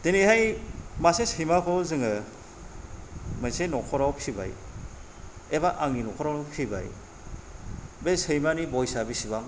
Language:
Bodo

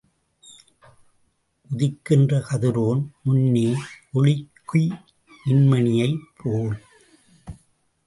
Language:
Tamil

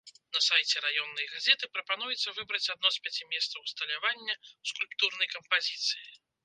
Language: Belarusian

